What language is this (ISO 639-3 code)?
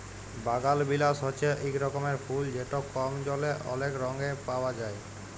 ben